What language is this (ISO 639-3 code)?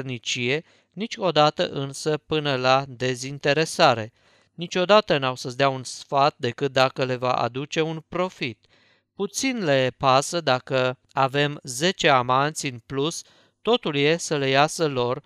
ron